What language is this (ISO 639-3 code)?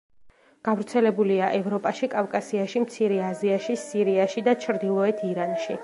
kat